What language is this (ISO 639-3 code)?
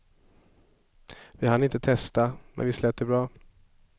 swe